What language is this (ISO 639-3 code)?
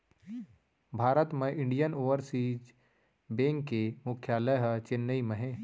hne